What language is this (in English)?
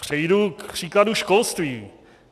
Czech